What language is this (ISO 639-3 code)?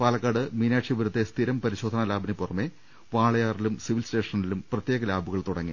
mal